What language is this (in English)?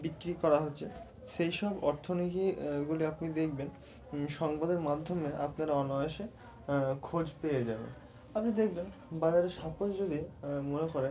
Bangla